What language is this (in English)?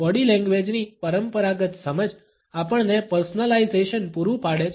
Gujarati